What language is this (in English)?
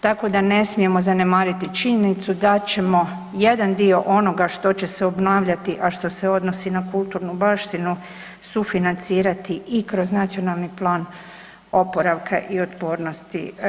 Croatian